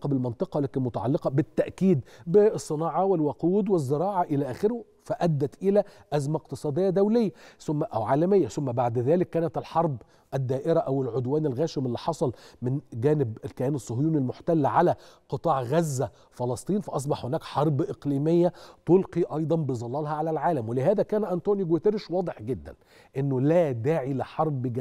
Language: Arabic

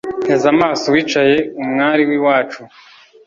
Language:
Kinyarwanda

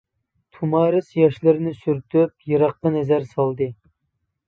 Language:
Uyghur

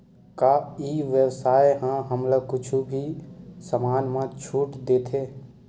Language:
Chhattisgarhi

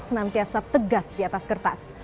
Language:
Indonesian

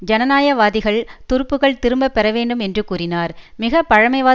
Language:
Tamil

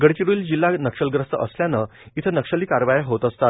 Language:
Marathi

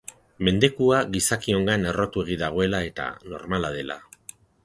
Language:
Basque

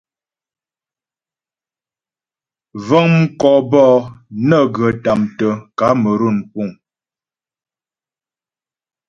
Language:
Ghomala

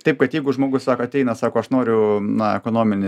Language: Lithuanian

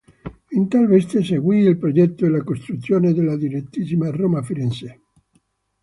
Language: Italian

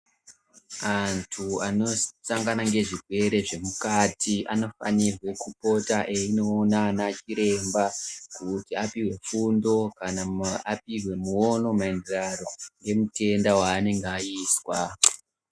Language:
Ndau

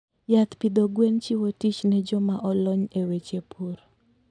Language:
Luo (Kenya and Tanzania)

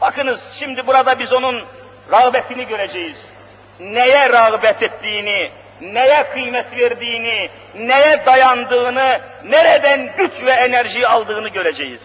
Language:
Turkish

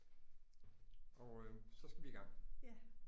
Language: Danish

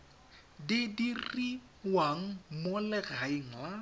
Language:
Tswana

